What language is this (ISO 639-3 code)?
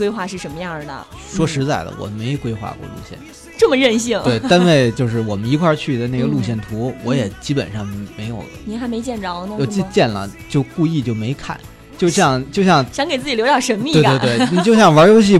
zho